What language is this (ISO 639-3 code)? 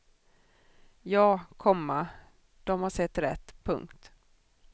swe